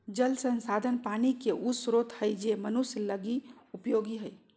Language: Magahi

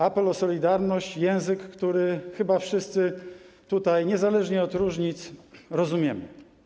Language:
Polish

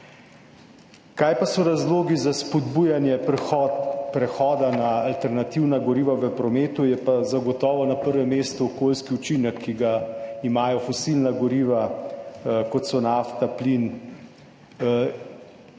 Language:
Slovenian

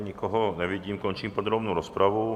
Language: Czech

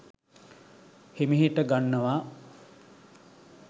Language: Sinhala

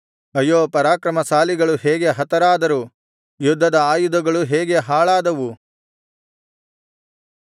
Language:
Kannada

